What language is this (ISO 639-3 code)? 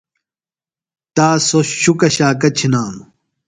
phl